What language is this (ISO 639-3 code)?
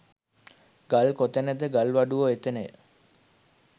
sin